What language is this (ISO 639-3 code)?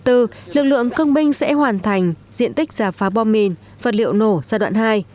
vie